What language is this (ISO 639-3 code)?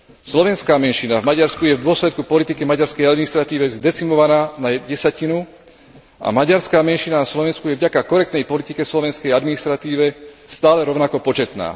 slk